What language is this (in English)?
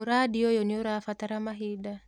Kikuyu